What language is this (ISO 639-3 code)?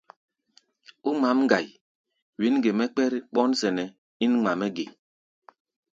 gba